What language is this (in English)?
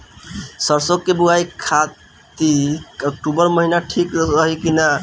Bhojpuri